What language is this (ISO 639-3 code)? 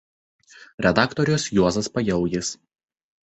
lit